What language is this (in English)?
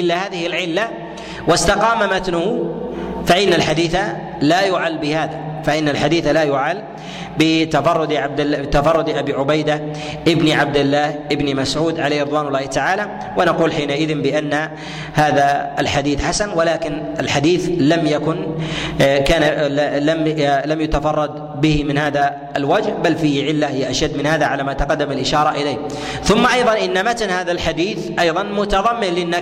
Arabic